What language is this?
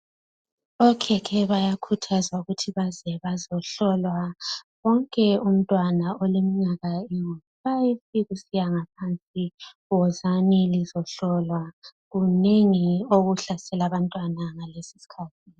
North Ndebele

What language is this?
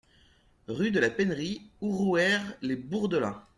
French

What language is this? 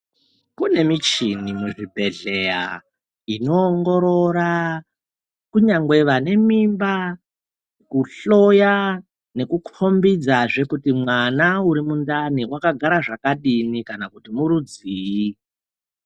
Ndau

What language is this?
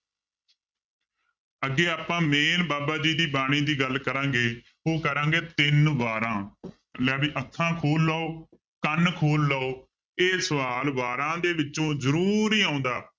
Punjabi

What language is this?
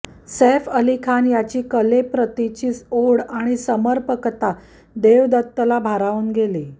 Marathi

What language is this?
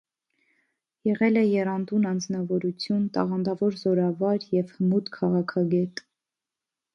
Armenian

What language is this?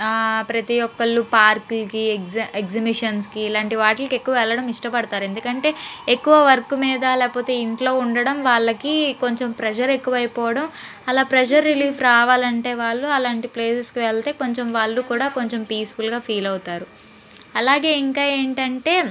Telugu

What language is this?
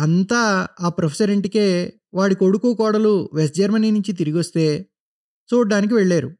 Telugu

